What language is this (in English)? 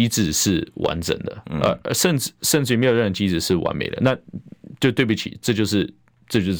Chinese